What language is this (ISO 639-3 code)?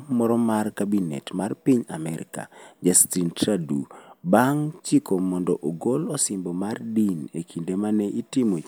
luo